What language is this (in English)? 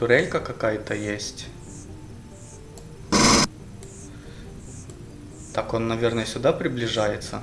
Russian